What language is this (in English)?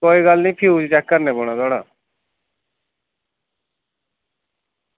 Dogri